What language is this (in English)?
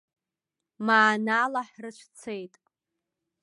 Abkhazian